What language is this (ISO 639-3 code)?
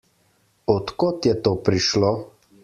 slv